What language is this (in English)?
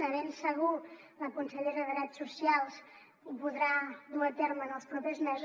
Catalan